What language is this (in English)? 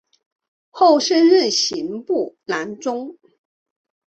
Chinese